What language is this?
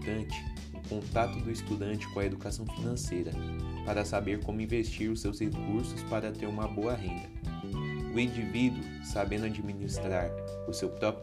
Portuguese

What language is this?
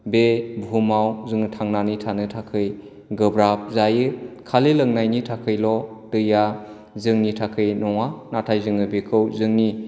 Bodo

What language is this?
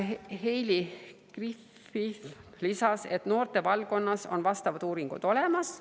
Estonian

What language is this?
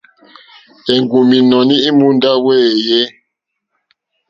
Mokpwe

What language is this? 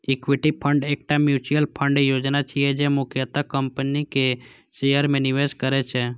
Maithili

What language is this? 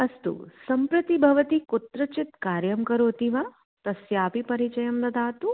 Sanskrit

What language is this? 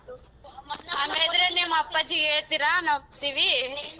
Kannada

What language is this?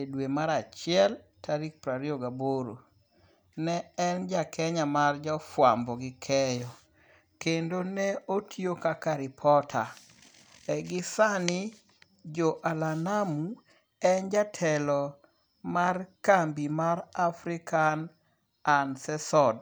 Luo (Kenya and Tanzania)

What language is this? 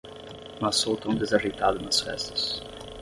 Portuguese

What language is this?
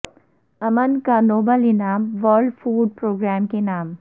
Urdu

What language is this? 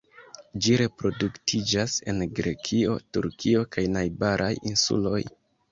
Esperanto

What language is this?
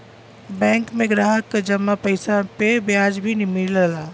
Bhojpuri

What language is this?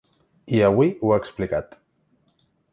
Catalan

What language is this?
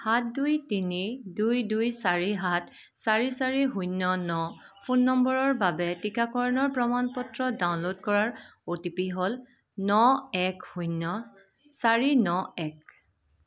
Assamese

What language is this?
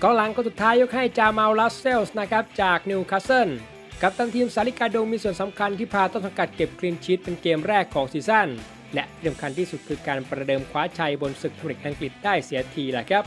Thai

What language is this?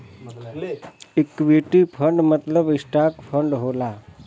Bhojpuri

